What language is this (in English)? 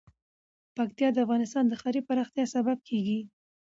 Pashto